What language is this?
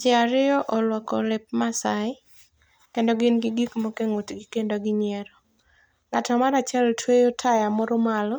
Luo (Kenya and Tanzania)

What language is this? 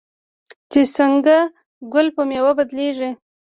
Pashto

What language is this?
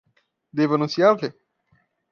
Portuguese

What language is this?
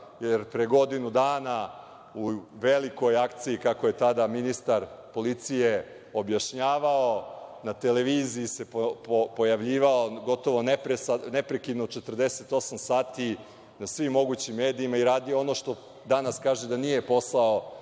Serbian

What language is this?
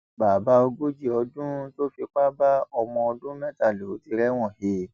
Yoruba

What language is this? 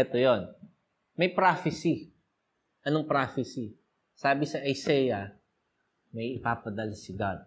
Filipino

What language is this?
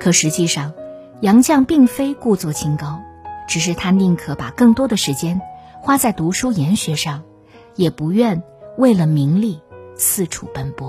Chinese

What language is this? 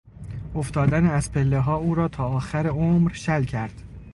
Persian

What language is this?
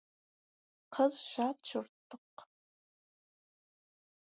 Kazakh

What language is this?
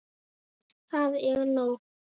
Icelandic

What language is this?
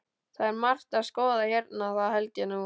Icelandic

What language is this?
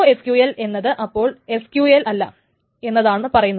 Malayalam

